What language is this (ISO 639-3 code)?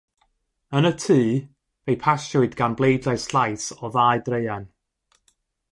cym